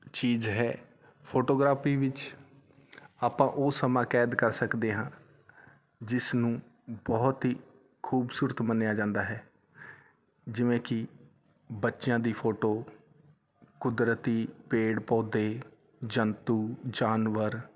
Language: Punjabi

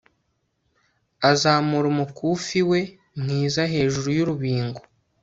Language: Kinyarwanda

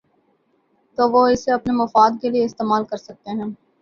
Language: Urdu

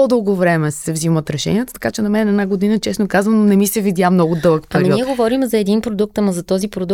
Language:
Bulgarian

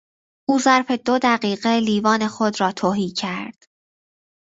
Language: Persian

